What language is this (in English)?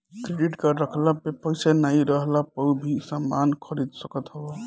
Bhojpuri